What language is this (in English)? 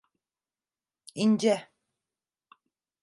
Turkish